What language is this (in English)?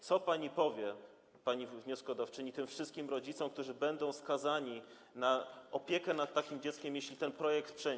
Polish